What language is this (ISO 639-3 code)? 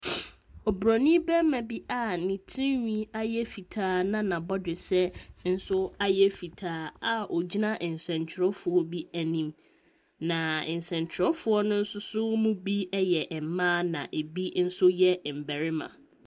aka